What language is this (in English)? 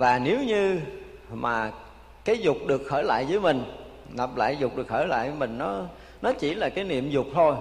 Vietnamese